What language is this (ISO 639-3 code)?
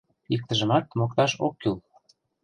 chm